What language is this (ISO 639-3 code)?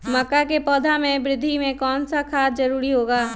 mag